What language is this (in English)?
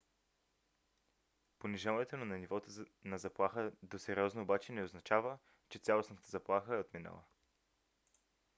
Bulgarian